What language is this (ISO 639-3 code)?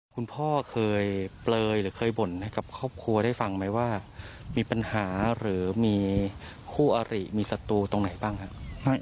tha